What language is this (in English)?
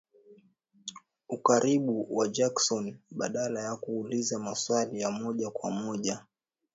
Swahili